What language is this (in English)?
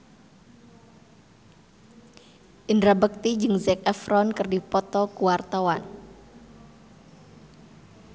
Sundanese